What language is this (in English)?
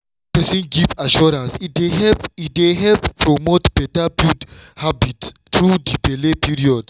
Nigerian Pidgin